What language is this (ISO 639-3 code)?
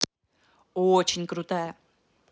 rus